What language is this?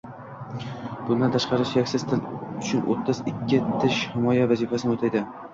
Uzbek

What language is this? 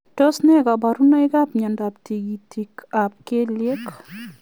Kalenjin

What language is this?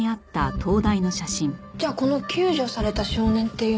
Japanese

